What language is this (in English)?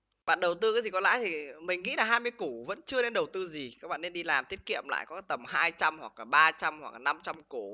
Vietnamese